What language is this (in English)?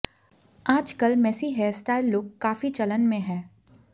Hindi